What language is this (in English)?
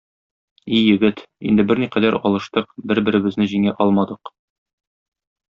Tatar